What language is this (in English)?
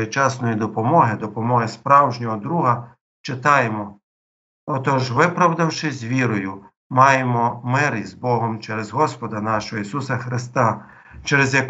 Ukrainian